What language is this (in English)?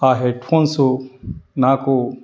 Telugu